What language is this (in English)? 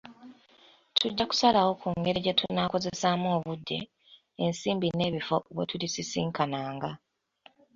Ganda